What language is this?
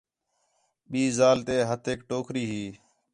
Khetrani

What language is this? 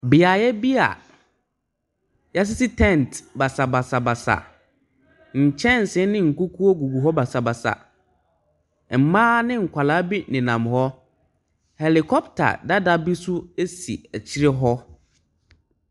Akan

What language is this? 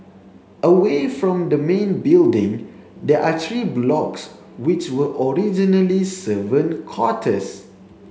English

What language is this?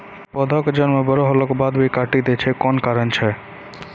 Maithili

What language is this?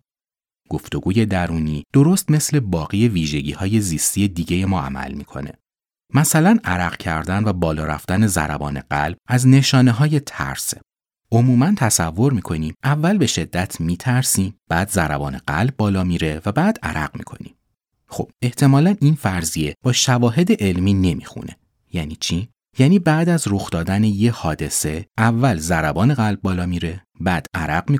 Persian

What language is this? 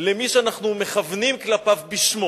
Hebrew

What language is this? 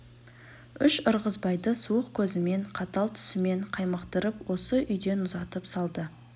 Kazakh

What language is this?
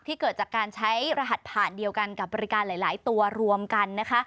Thai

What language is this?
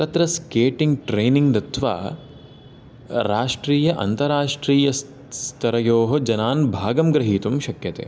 Sanskrit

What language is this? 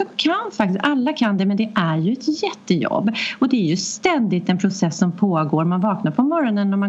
Swedish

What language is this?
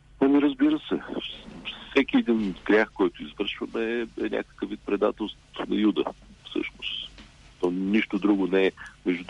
Bulgarian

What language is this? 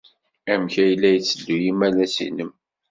Kabyle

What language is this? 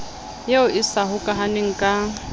Southern Sotho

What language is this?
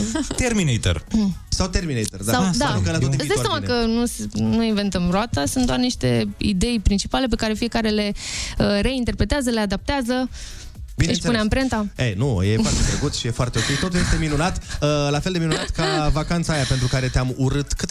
Romanian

